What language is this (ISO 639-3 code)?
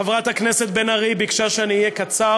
heb